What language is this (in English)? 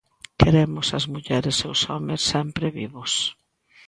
Galician